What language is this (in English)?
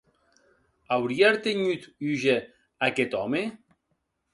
Occitan